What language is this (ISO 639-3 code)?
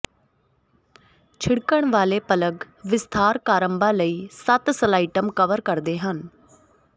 pan